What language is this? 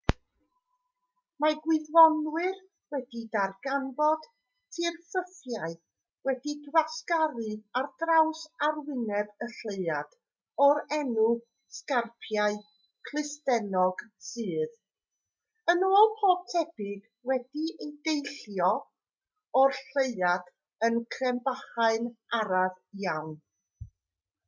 Welsh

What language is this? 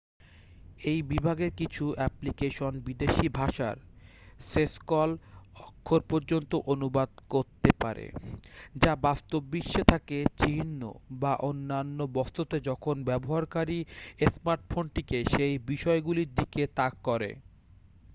Bangla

